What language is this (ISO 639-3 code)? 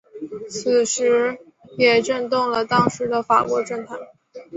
zho